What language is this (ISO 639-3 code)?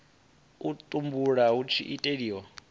ven